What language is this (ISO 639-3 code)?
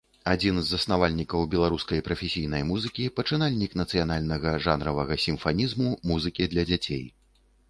bel